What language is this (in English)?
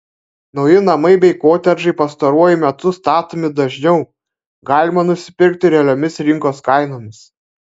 Lithuanian